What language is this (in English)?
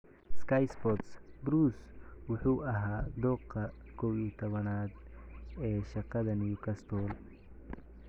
Somali